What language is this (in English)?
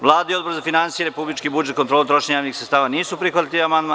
Serbian